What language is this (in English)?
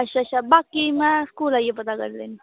Dogri